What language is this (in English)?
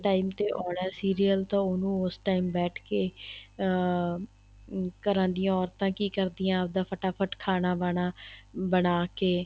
Punjabi